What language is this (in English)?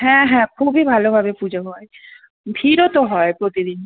Bangla